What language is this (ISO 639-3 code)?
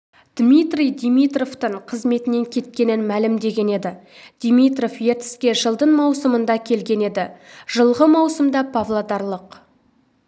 kaz